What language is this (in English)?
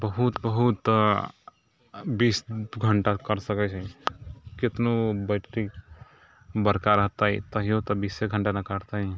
Maithili